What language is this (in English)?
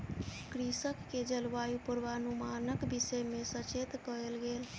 Maithili